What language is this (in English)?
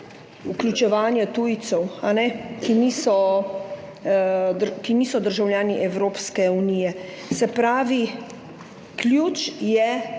Slovenian